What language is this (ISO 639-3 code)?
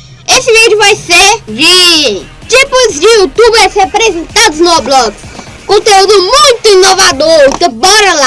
por